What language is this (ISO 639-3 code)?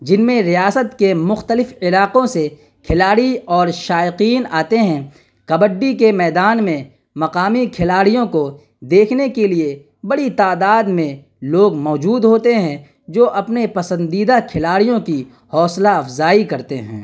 urd